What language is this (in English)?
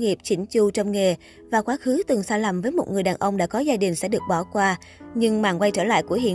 Vietnamese